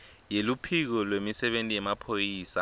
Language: Swati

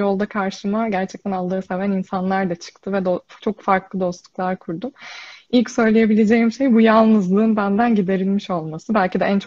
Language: Turkish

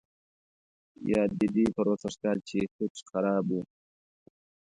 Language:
Pashto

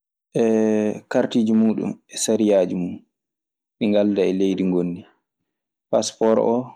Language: Maasina Fulfulde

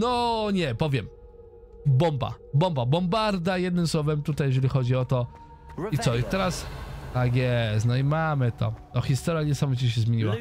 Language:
Polish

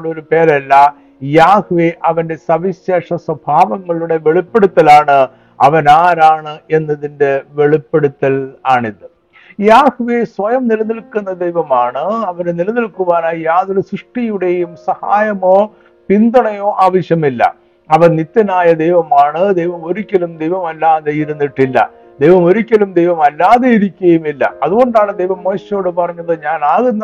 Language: Malayalam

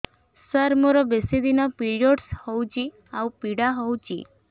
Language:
Odia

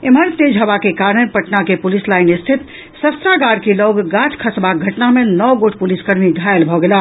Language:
Maithili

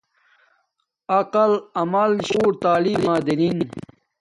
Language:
Domaaki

